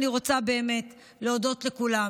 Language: Hebrew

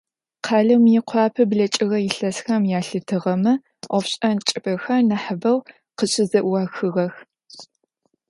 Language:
Adyghe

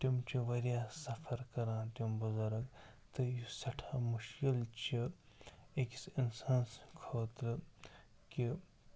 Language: Kashmiri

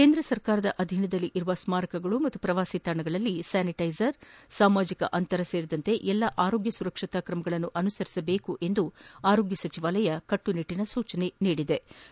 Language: Kannada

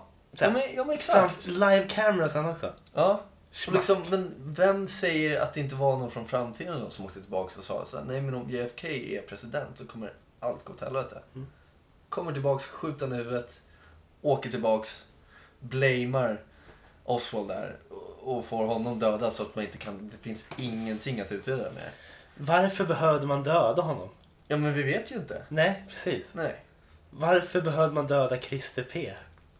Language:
Swedish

